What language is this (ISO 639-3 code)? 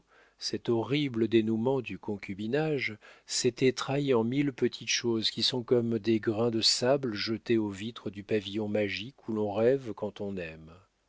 fra